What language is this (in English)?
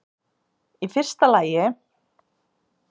Icelandic